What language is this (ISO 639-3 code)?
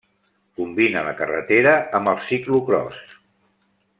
cat